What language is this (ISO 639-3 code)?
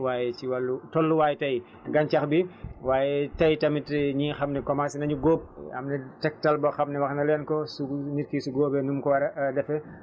wol